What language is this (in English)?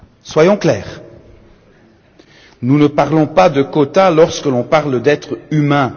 French